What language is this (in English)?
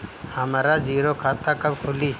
Bhojpuri